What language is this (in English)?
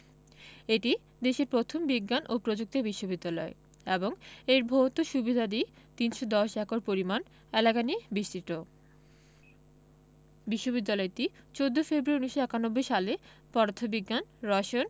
Bangla